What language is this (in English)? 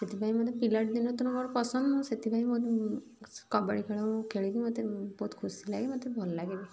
Odia